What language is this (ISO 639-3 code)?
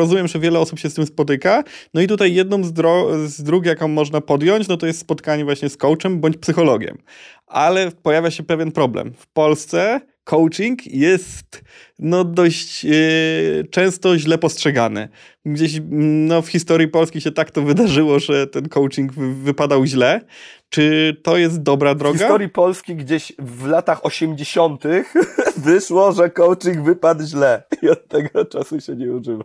pol